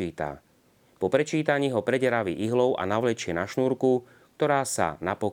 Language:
Slovak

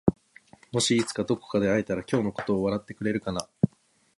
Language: Japanese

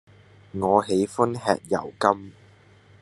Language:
Cantonese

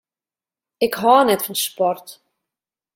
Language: Western Frisian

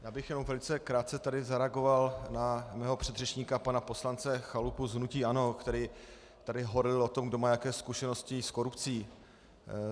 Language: Czech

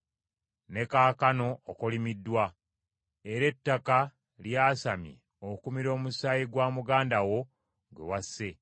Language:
Ganda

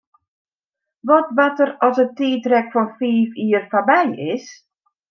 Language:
Western Frisian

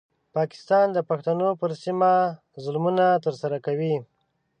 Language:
Pashto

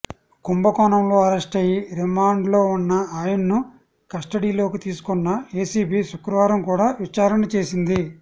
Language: Telugu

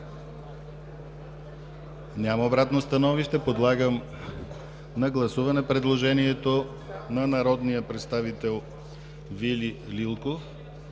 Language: Bulgarian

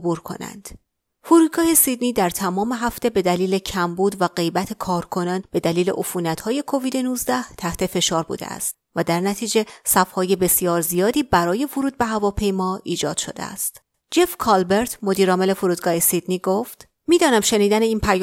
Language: Persian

